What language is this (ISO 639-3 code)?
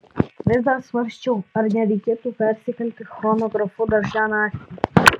lit